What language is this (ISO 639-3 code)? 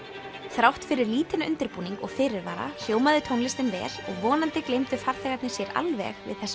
isl